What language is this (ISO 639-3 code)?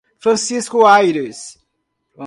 por